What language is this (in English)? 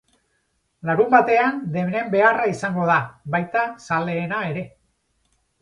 Basque